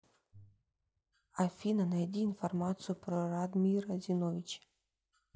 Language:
Russian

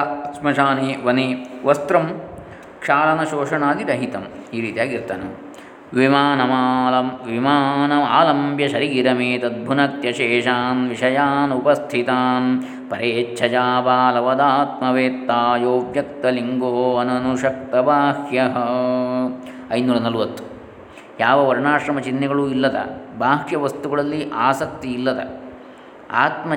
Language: Kannada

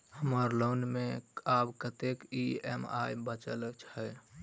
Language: Maithili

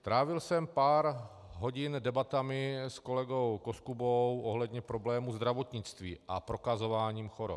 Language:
Czech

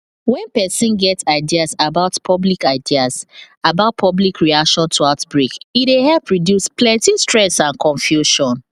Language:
Nigerian Pidgin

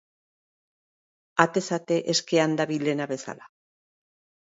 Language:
Basque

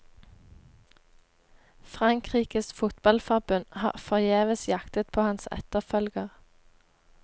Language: Norwegian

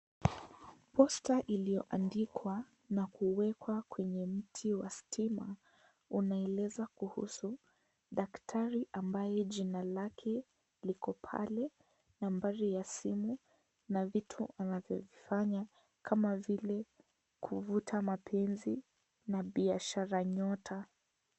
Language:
Swahili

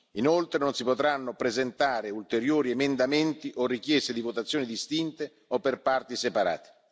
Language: Italian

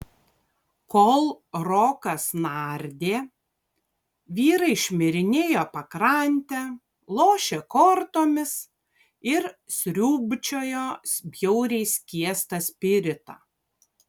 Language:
Lithuanian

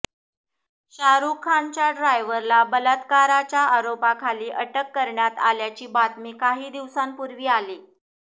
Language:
Marathi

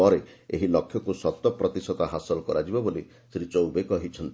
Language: Odia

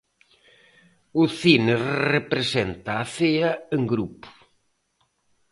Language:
Galician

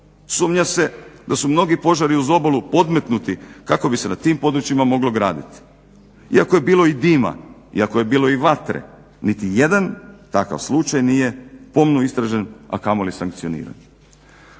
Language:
Croatian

